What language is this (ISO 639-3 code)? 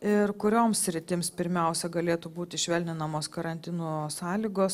lit